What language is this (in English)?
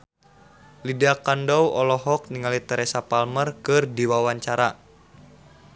Sundanese